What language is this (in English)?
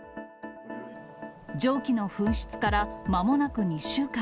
Japanese